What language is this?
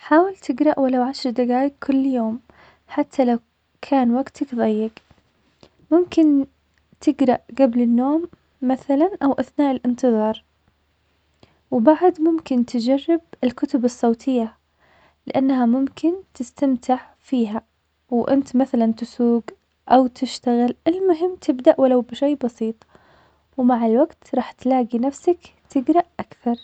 Omani Arabic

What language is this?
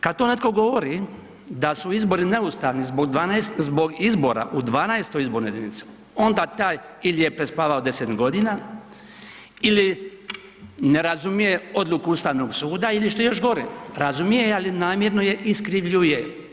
Croatian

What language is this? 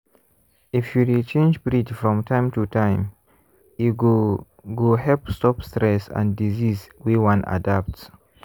Nigerian Pidgin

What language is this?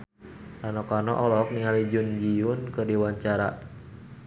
Sundanese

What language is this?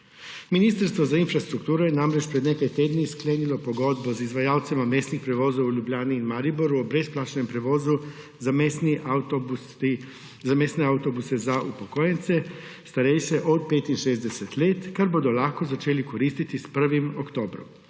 Slovenian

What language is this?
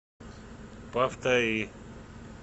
Russian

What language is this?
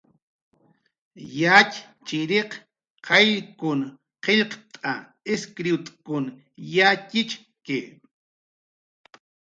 Jaqaru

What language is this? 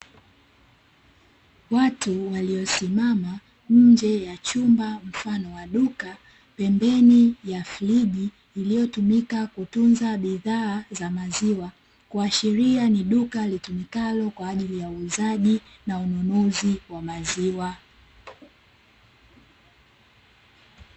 Swahili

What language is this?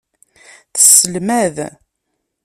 Kabyle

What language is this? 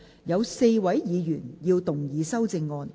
Cantonese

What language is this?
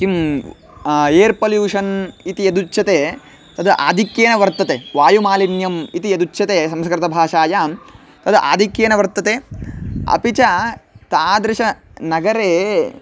Sanskrit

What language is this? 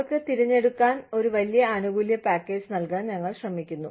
Malayalam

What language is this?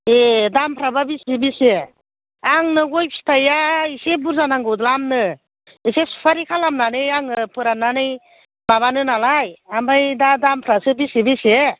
Bodo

